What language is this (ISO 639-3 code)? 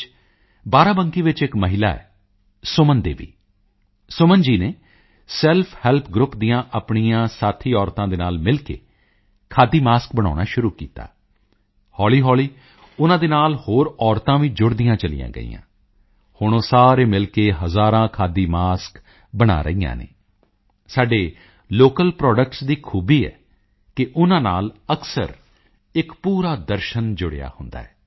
pan